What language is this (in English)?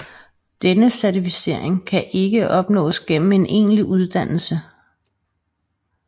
Danish